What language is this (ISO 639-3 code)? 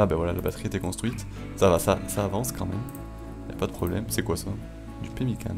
fra